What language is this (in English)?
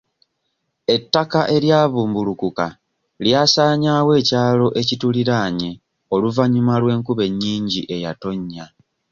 Ganda